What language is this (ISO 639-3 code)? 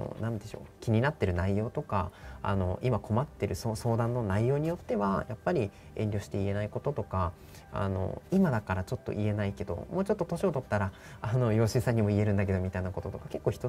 jpn